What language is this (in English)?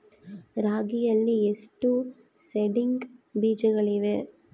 Kannada